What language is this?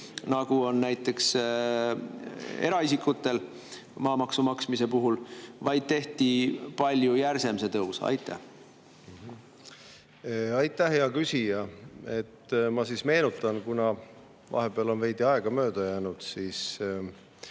Estonian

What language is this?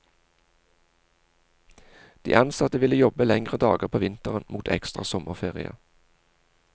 Norwegian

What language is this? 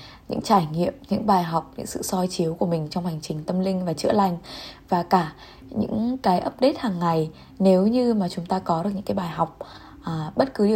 Vietnamese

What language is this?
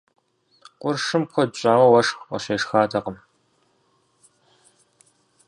Kabardian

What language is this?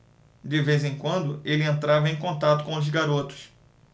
Portuguese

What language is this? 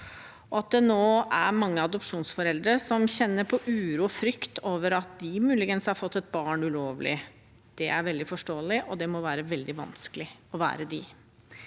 Norwegian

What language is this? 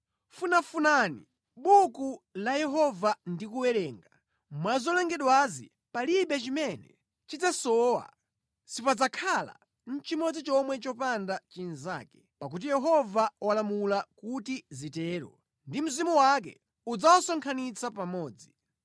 Nyanja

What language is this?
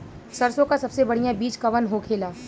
Bhojpuri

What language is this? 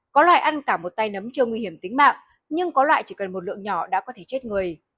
Vietnamese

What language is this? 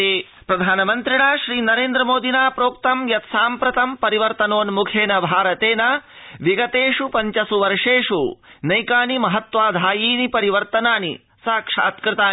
Sanskrit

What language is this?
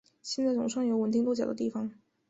Chinese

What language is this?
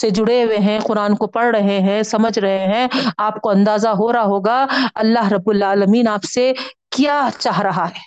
Urdu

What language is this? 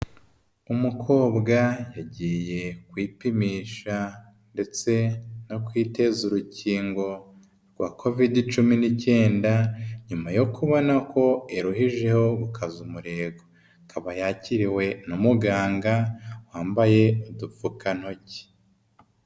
Kinyarwanda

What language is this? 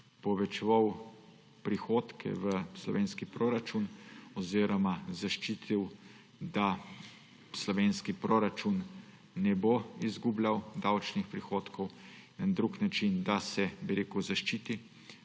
Slovenian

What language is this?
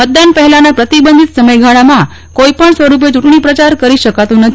Gujarati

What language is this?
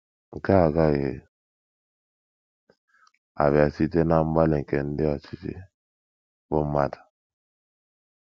Igbo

